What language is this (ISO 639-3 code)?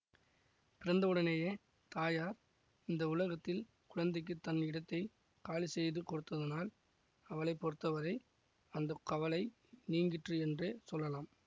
tam